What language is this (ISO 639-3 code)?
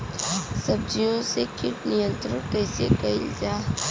bho